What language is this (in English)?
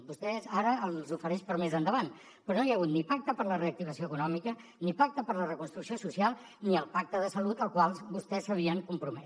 Catalan